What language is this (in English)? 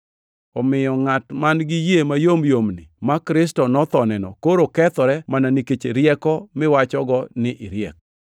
Luo (Kenya and Tanzania)